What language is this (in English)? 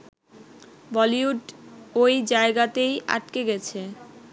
Bangla